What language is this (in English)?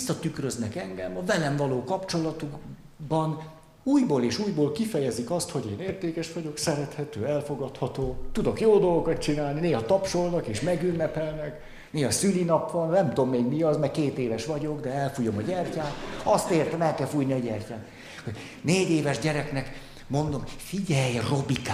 Hungarian